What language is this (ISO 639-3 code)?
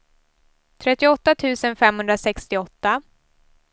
swe